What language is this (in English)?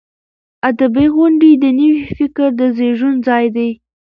Pashto